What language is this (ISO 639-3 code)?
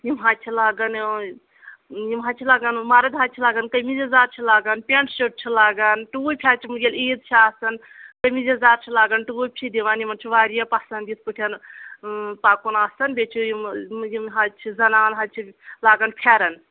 kas